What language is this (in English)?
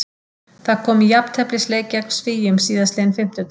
Icelandic